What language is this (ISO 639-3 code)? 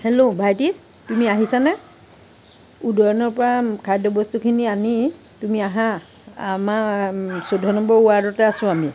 asm